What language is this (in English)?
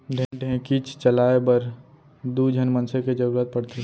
Chhattisgarhi